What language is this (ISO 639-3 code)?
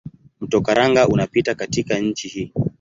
swa